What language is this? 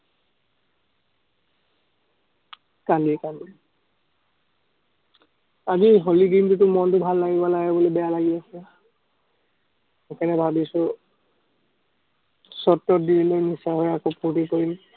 Assamese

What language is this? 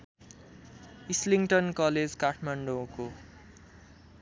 Nepali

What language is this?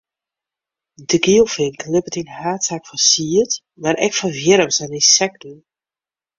Western Frisian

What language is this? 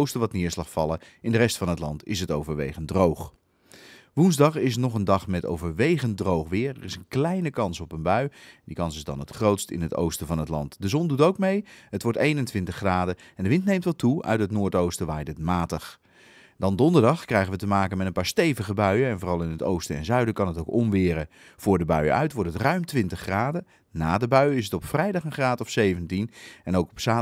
Dutch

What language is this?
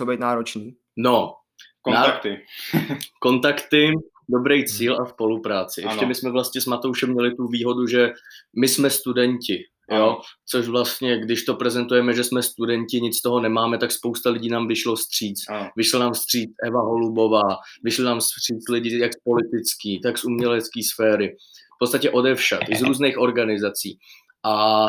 Czech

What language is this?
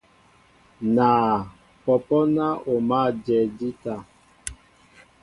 Mbo (Cameroon)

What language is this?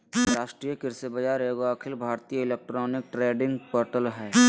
Magahi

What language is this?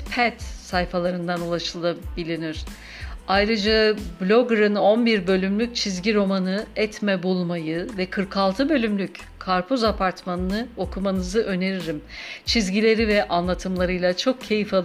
Turkish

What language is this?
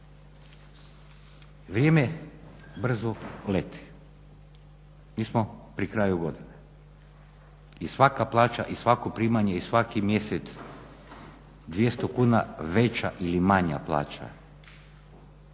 Croatian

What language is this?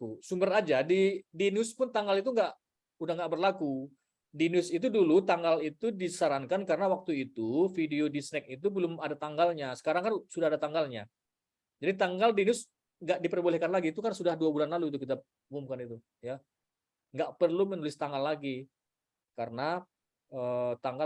Indonesian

